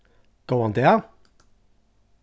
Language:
Faroese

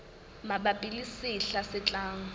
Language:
Southern Sotho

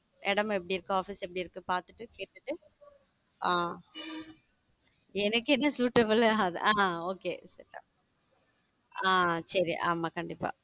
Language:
Tamil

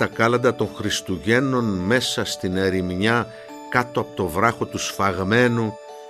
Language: Greek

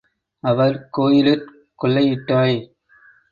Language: Tamil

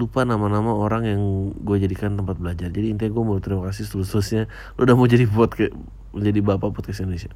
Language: Indonesian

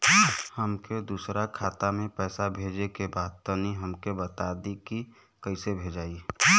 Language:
Bhojpuri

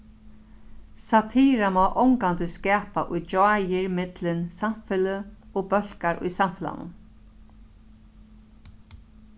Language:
Faroese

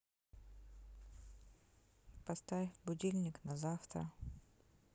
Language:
Russian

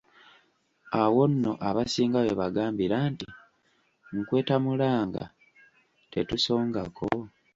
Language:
Ganda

